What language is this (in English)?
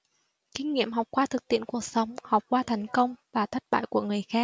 Vietnamese